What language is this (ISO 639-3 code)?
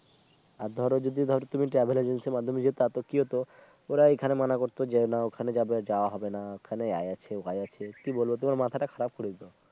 ben